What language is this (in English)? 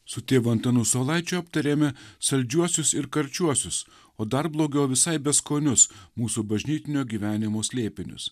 Lithuanian